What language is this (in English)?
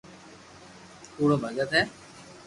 Loarki